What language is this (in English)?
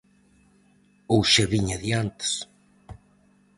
Galician